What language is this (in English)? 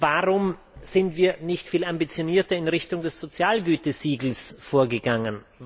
German